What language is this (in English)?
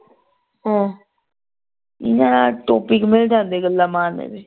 Punjabi